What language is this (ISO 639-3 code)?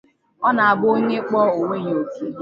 ibo